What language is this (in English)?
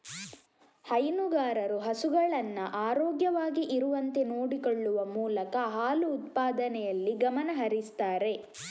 Kannada